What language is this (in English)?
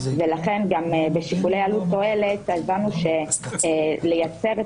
Hebrew